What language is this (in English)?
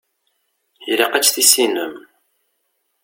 Kabyle